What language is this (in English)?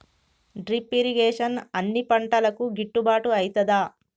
Telugu